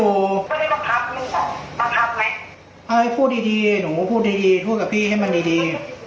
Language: Thai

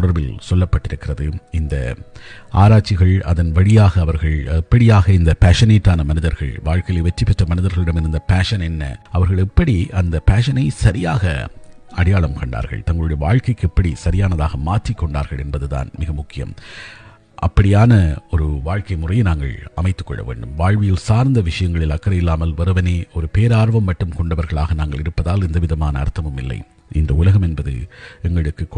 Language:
Tamil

